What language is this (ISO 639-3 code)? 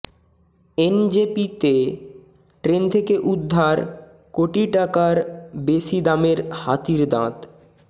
ben